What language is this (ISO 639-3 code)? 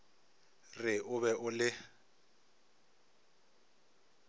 nso